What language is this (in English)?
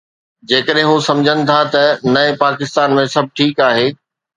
Sindhi